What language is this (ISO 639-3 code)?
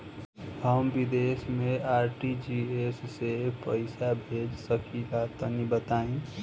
bho